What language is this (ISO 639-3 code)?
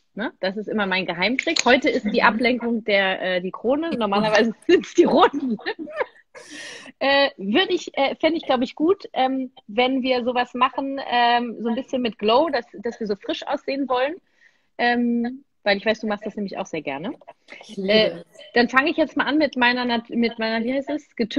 deu